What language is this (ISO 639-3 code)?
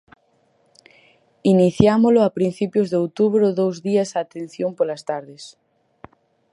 glg